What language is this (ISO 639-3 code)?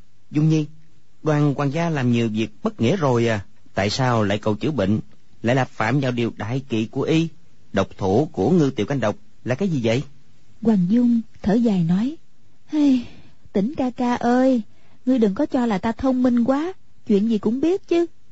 vie